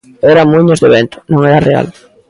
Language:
Galician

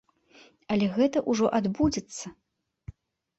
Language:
Belarusian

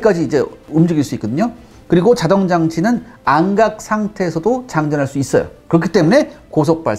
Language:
Korean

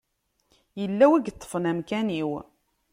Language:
Kabyle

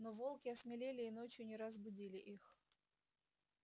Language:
Russian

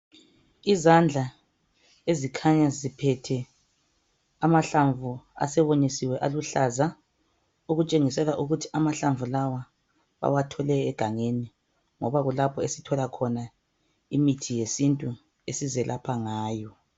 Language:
North Ndebele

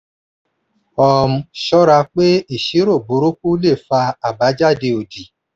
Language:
Yoruba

